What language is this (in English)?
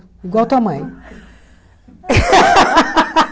Portuguese